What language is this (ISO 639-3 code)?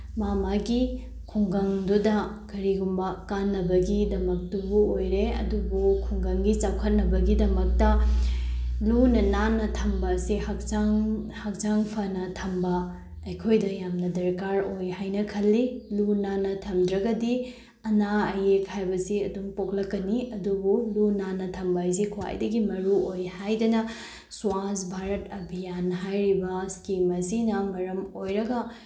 mni